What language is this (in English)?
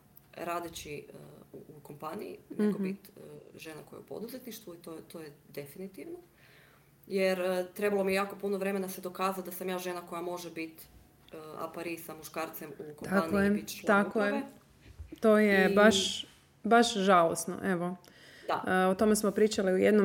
Croatian